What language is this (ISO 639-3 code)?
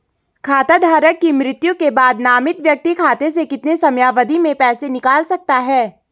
hin